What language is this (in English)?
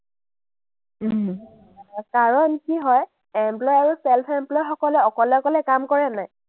Assamese